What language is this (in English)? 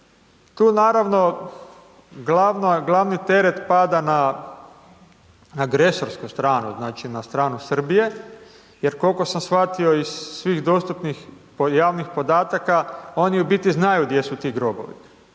Croatian